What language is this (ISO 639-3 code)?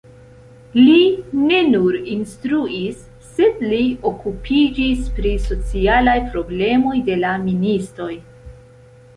epo